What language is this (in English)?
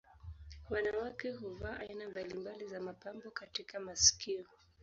Swahili